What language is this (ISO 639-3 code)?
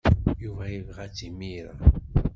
kab